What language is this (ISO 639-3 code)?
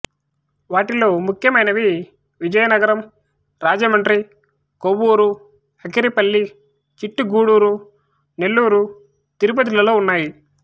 tel